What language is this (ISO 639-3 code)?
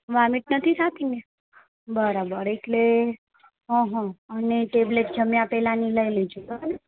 guj